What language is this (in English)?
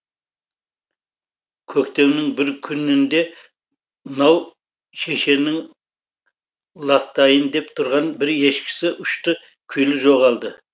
Kazakh